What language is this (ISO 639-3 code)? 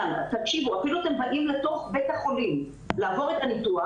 heb